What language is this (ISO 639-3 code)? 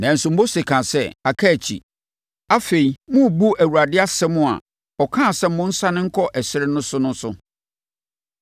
aka